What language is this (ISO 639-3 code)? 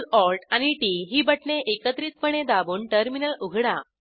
mar